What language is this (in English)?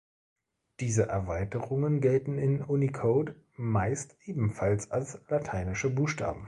German